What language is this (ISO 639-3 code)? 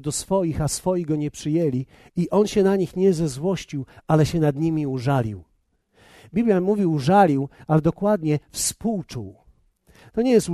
pol